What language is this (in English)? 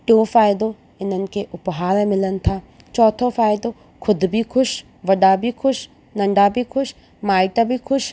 Sindhi